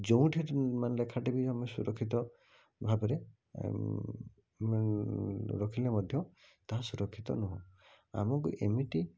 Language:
Odia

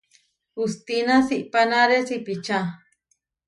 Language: Huarijio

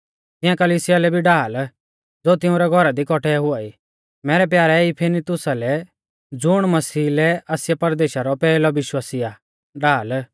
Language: Mahasu Pahari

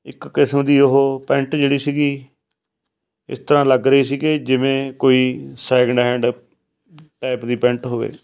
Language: Punjabi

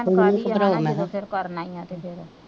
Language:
Punjabi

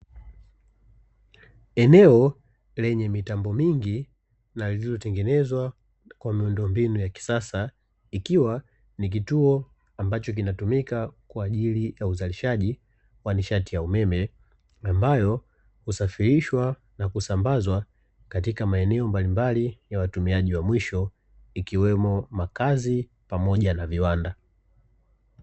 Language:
Swahili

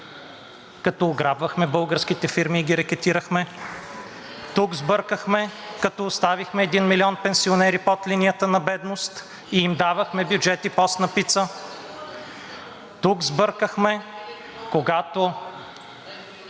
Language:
Bulgarian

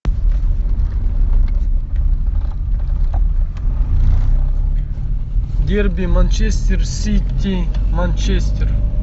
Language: Russian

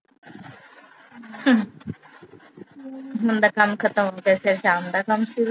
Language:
Punjabi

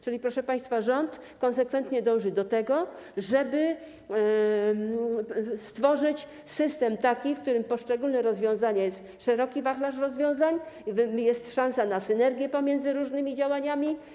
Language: Polish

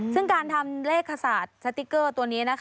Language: Thai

